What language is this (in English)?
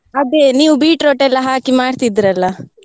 Kannada